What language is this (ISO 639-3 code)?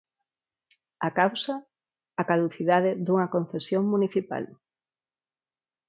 glg